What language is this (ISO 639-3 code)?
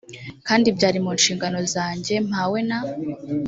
kin